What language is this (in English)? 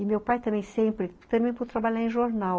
Portuguese